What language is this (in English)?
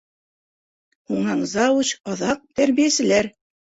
Bashkir